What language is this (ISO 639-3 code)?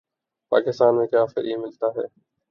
urd